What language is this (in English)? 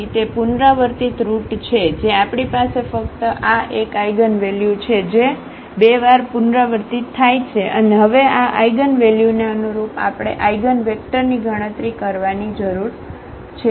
Gujarati